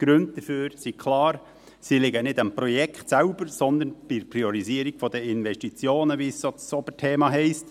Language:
Swiss German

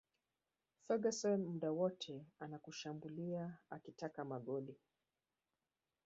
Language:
Swahili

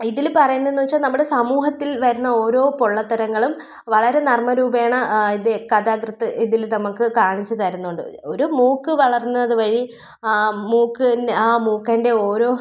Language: Malayalam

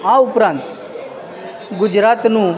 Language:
Gujarati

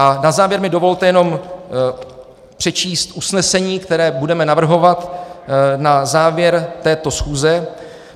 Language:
Czech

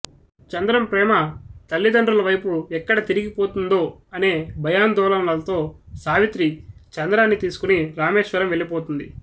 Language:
Telugu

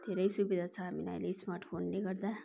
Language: Nepali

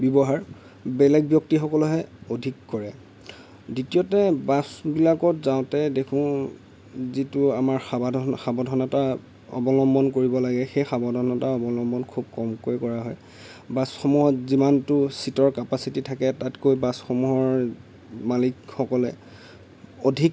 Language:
Assamese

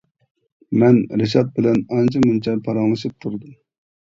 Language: Uyghur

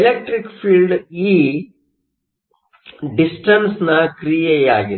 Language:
Kannada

